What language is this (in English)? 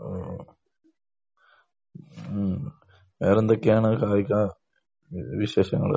Malayalam